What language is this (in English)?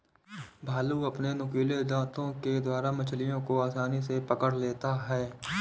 Hindi